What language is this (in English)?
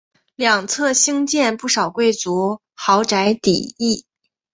Chinese